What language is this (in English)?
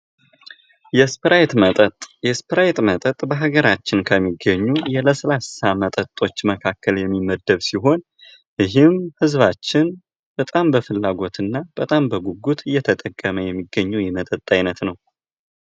Amharic